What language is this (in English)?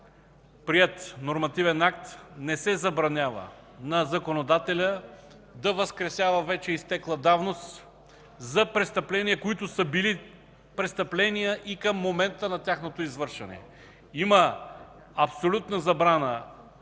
Bulgarian